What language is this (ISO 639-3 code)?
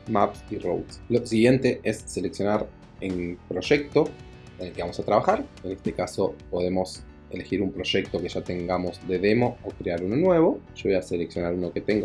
spa